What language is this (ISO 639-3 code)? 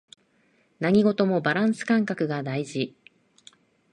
jpn